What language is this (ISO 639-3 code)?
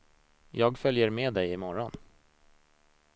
swe